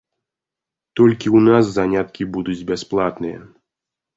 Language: Belarusian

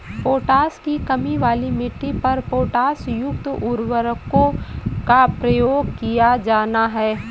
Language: Hindi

